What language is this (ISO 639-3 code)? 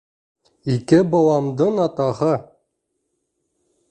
bak